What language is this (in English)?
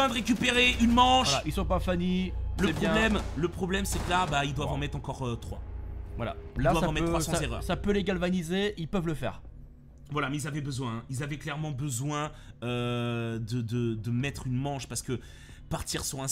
French